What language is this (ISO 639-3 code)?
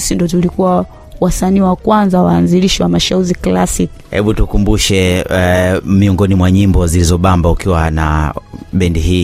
swa